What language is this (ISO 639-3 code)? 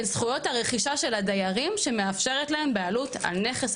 heb